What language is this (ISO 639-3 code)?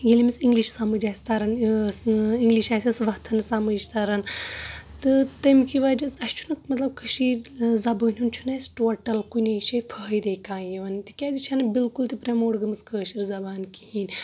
kas